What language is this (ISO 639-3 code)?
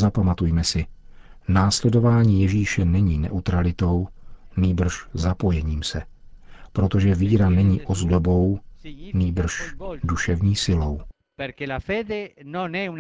ces